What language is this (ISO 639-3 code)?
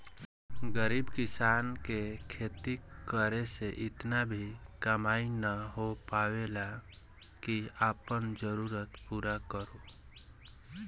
bho